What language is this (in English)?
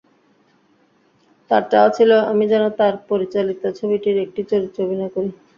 Bangla